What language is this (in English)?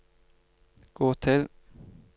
Norwegian